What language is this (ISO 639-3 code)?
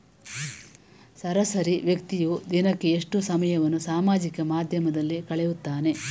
kan